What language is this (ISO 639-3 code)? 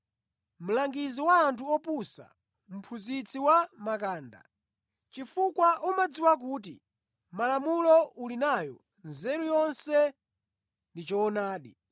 nya